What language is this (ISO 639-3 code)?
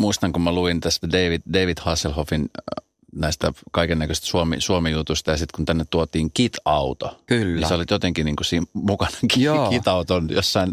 fin